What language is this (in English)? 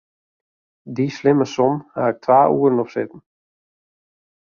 Western Frisian